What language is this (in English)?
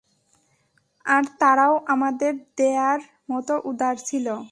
Bangla